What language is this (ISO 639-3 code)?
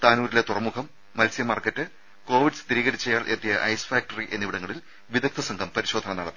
mal